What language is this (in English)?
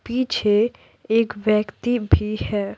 Hindi